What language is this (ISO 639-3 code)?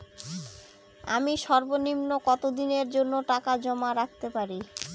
ben